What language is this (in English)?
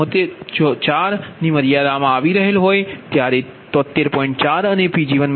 Gujarati